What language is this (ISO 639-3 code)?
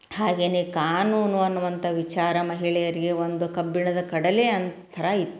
kan